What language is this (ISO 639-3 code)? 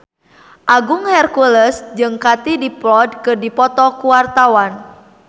sun